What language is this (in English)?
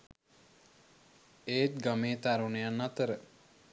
Sinhala